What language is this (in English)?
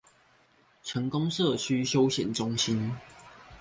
Chinese